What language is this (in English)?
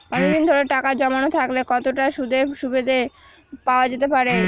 Bangla